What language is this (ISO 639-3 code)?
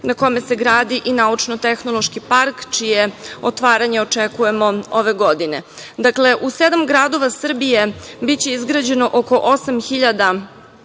srp